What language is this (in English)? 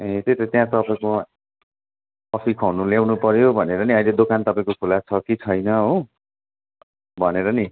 Nepali